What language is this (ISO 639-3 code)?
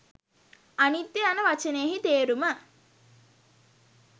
sin